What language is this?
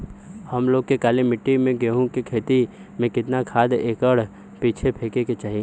Bhojpuri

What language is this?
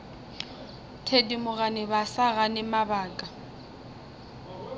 Northern Sotho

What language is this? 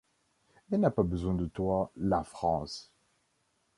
French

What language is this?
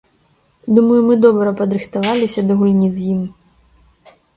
Belarusian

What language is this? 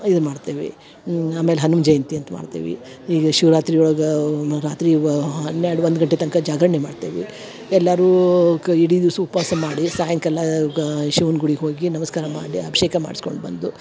Kannada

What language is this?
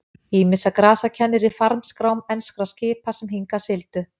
Icelandic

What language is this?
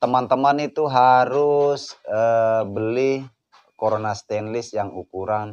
Indonesian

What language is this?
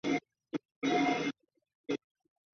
Chinese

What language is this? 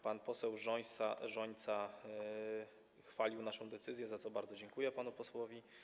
Polish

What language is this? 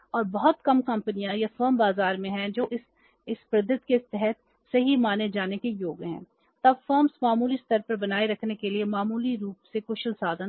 Hindi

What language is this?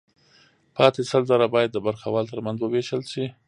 Pashto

